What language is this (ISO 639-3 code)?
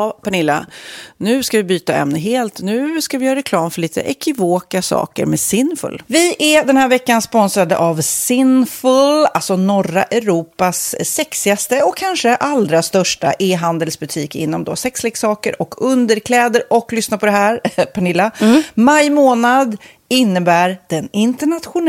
swe